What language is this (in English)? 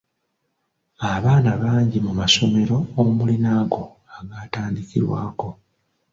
Ganda